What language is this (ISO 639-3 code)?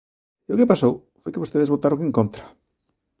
glg